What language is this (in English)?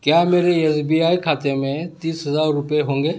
Urdu